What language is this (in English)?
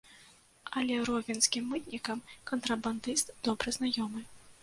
Belarusian